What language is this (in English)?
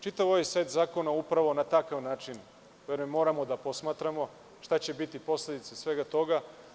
Serbian